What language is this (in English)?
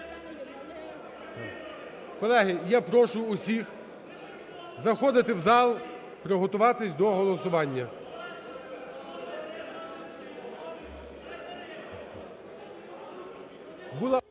Ukrainian